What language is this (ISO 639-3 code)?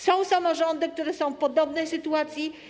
pol